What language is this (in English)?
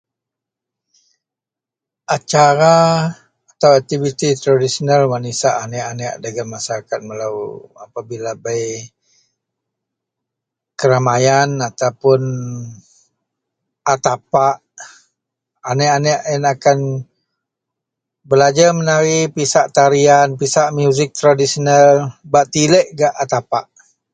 Central Melanau